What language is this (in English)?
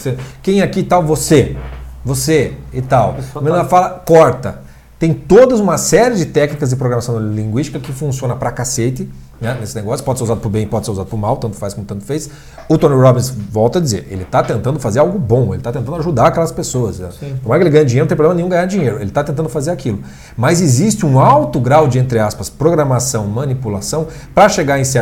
Portuguese